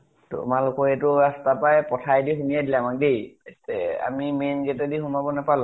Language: Assamese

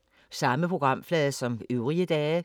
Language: Danish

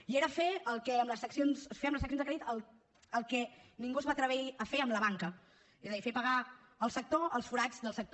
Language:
Catalan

